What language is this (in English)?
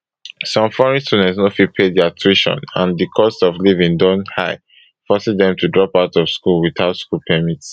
Nigerian Pidgin